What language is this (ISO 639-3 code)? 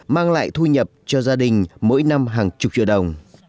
vie